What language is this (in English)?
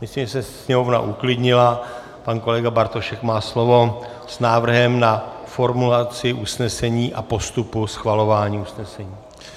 Czech